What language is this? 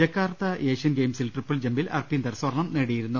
Malayalam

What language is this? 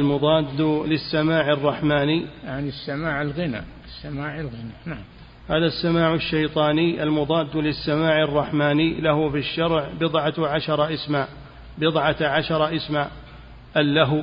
Arabic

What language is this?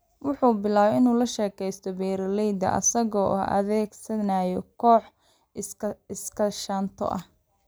Somali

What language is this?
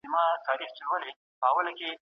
Pashto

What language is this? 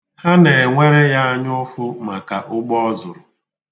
Igbo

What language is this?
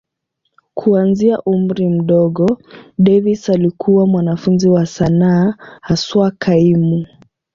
Swahili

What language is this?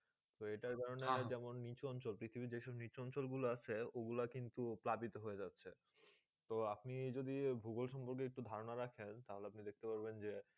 Bangla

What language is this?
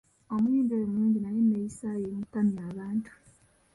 Ganda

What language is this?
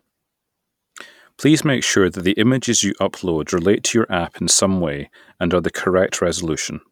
English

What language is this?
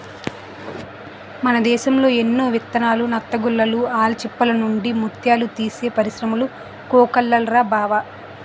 Telugu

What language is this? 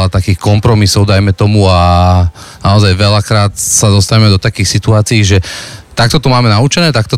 Slovak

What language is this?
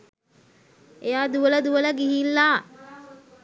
Sinhala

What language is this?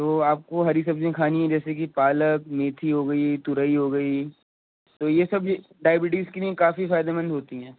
Urdu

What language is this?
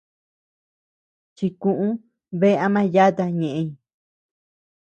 Tepeuxila Cuicatec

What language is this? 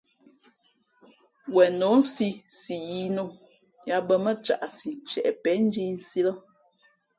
Fe'fe'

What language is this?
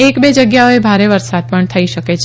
Gujarati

